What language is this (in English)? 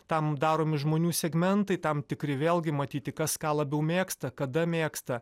Lithuanian